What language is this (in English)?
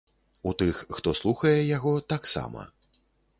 Belarusian